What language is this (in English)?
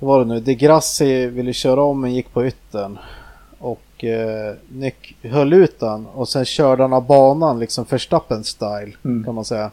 Swedish